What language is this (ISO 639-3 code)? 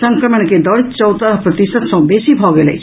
mai